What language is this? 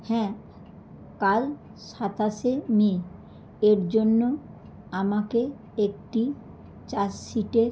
Bangla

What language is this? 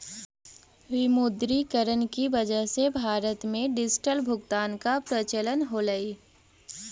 Magahi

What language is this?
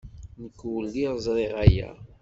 Kabyle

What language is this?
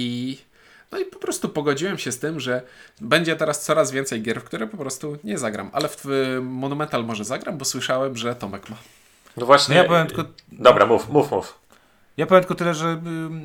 Polish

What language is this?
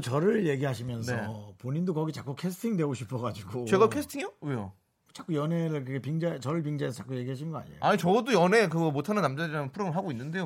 Korean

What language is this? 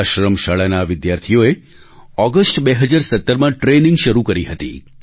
Gujarati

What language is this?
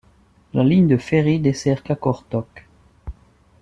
French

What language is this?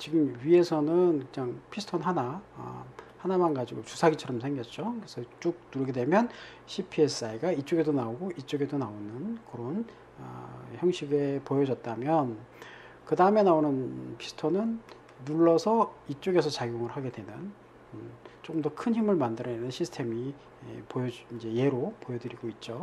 Korean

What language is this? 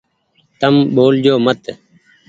Goaria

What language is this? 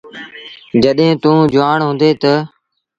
Sindhi Bhil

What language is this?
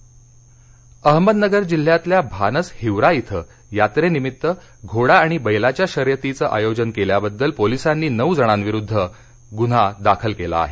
Marathi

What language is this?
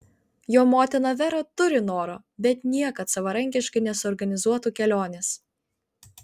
Lithuanian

